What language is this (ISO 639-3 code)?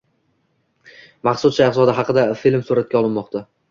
uzb